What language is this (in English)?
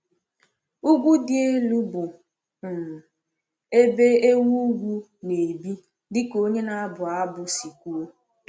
Igbo